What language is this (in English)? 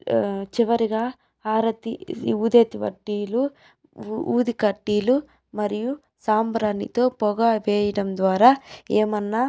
Telugu